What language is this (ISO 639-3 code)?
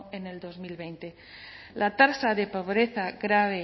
spa